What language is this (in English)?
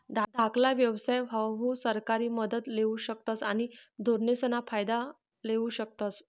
Marathi